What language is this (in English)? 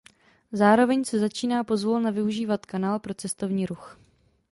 Czech